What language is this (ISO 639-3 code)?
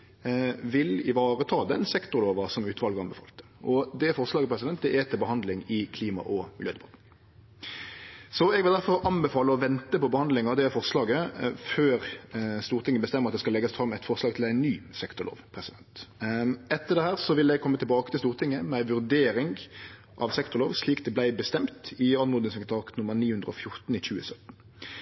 nno